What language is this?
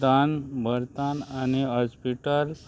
Konkani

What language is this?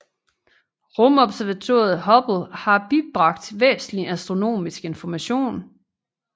Danish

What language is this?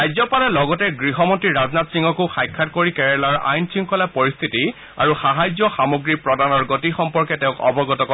Assamese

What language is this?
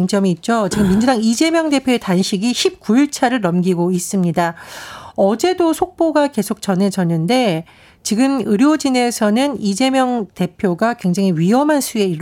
Korean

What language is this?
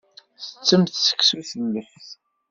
Kabyle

